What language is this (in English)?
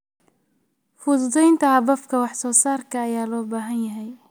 Somali